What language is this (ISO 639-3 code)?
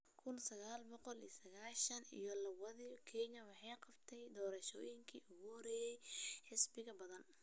som